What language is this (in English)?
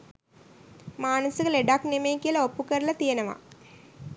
Sinhala